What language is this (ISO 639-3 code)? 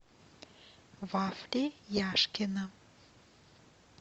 rus